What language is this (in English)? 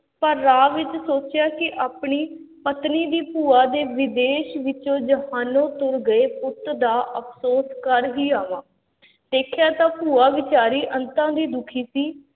Punjabi